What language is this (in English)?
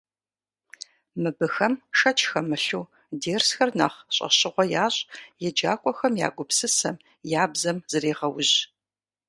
Kabardian